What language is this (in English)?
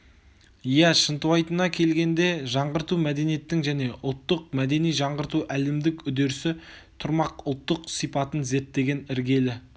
Kazakh